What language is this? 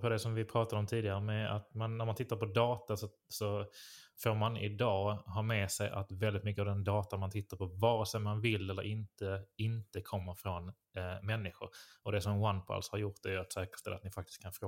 Swedish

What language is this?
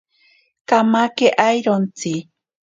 Ashéninka Perené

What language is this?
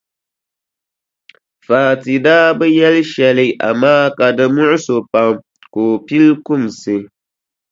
Dagbani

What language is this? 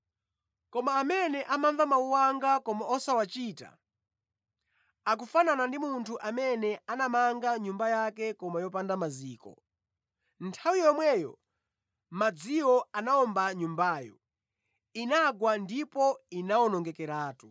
Nyanja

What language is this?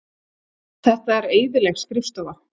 Icelandic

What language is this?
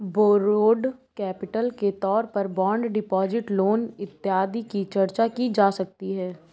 Hindi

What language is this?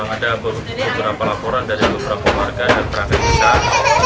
Indonesian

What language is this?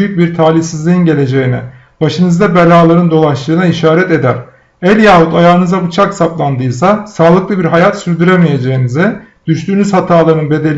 Turkish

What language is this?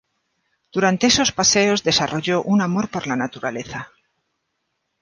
Spanish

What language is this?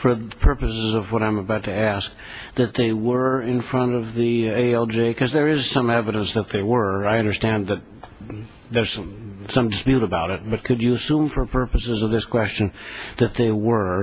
English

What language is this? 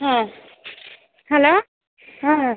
Bangla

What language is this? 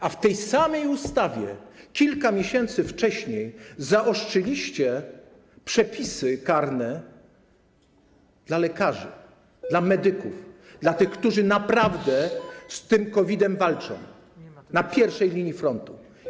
Polish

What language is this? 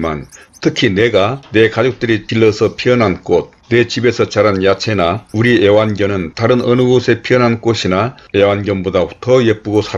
Korean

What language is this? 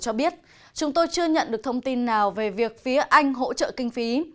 Vietnamese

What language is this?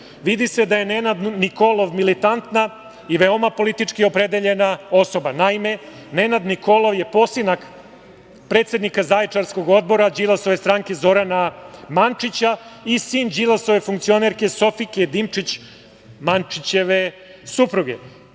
Serbian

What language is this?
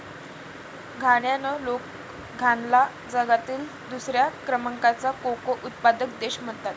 Marathi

